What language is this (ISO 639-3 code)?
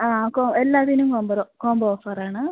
mal